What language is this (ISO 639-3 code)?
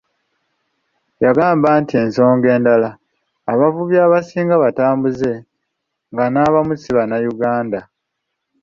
lug